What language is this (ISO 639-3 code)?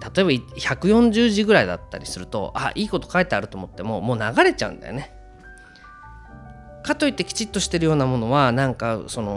jpn